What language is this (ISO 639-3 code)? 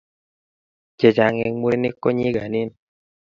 kln